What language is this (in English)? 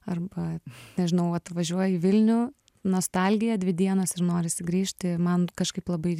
Lithuanian